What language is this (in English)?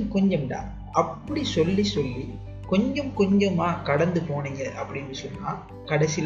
Tamil